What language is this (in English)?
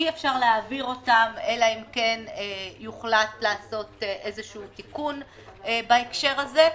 Hebrew